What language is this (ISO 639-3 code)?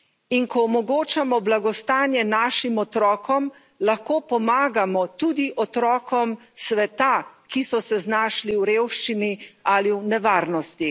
slv